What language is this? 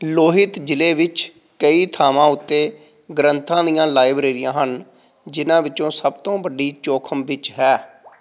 Punjabi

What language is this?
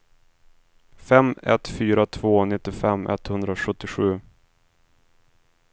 Swedish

